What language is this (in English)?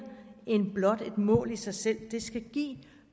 Danish